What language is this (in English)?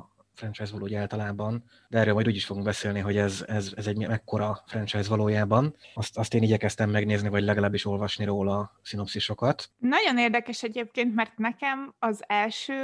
Hungarian